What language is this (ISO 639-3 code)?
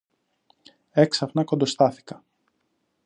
ell